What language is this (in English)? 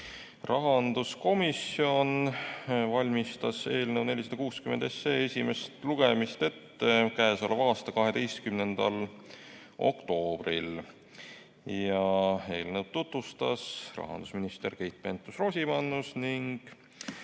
Estonian